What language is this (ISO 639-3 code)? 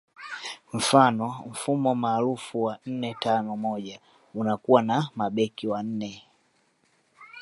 swa